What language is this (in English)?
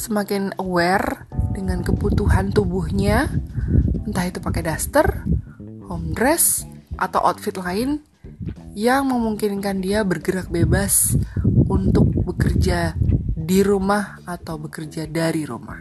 Indonesian